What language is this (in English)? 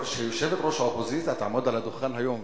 Hebrew